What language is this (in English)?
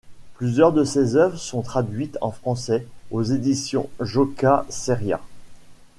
French